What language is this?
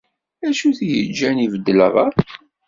Kabyle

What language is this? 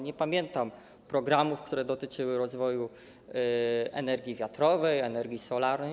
Polish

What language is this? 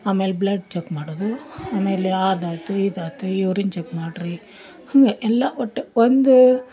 Kannada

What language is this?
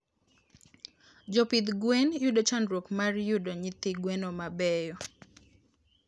Luo (Kenya and Tanzania)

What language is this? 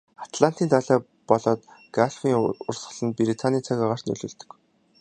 Mongolian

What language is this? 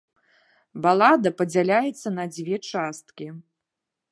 Belarusian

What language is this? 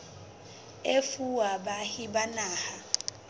Southern Sotho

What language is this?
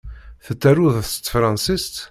Kabyle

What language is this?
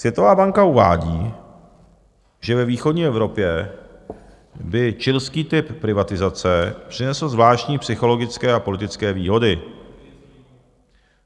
Czech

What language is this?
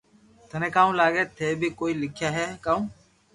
Loarki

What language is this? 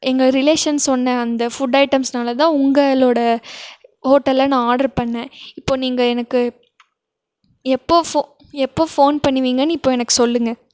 Tamil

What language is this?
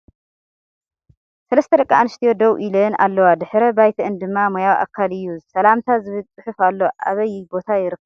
Tigrinya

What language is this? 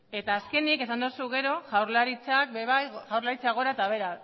Basque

